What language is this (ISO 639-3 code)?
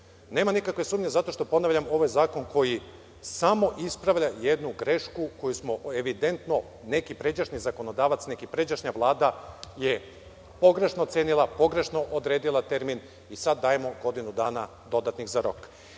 srp